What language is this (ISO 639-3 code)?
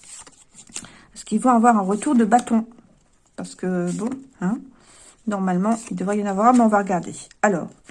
fra